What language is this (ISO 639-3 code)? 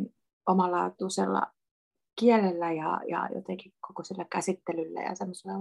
fin